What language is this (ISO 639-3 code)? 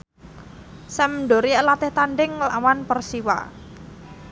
jav